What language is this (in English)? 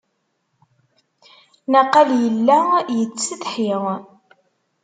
Kabyle